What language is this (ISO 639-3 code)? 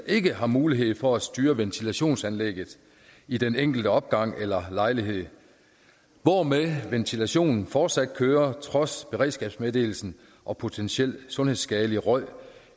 dan